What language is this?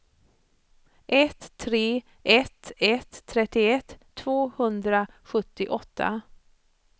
Swedish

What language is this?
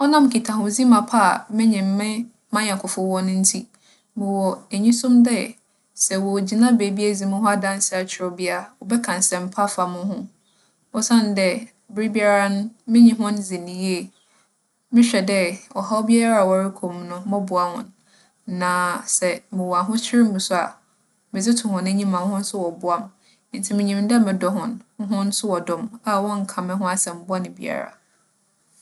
Akan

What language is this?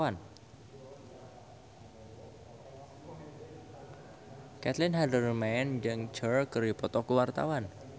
Sundanese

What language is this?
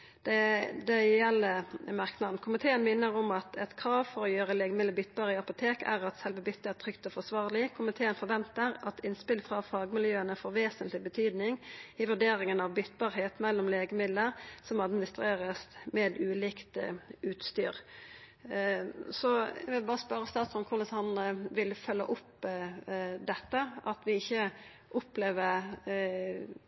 Norwegian Nynorsk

